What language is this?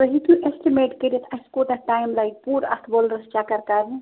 Kashmiri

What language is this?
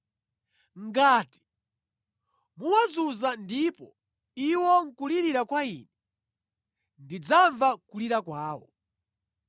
Nyanja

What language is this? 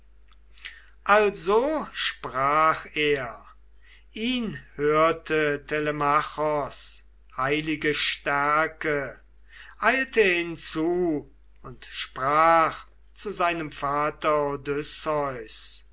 German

